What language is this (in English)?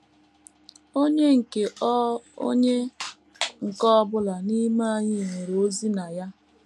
Igbo